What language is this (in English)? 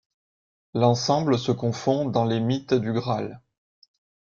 French